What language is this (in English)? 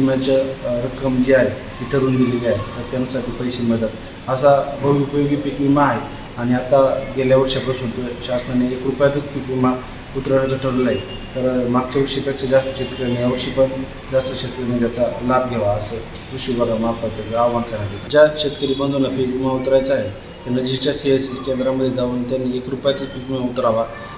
Marathi